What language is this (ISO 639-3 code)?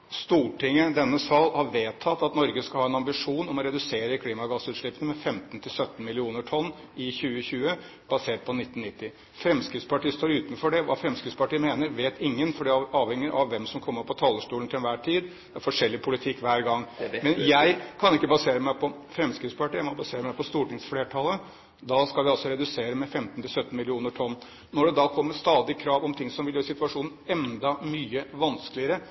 nob